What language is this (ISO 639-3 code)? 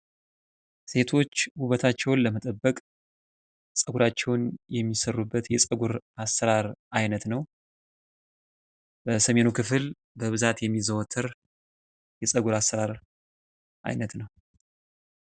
amh